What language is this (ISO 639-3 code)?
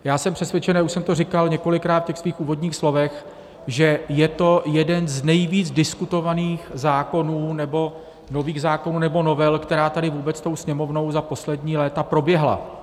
ces